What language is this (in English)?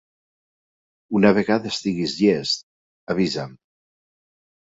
Catalan